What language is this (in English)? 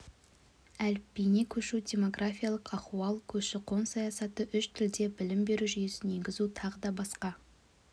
Kazakh